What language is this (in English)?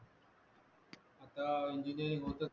Marathi